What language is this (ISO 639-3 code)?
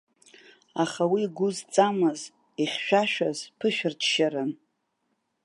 abk